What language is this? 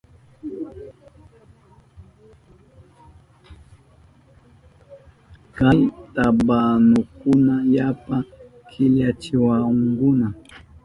Southern Pastaza Quechua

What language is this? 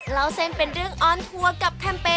Thai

